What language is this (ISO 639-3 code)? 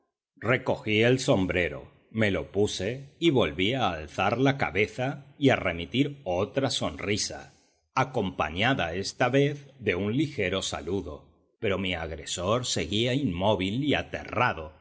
spa